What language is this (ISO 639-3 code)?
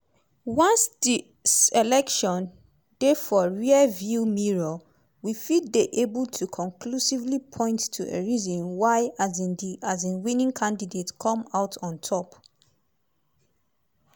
pcm